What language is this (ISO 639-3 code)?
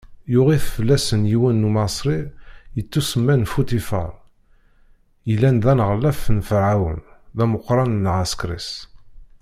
kab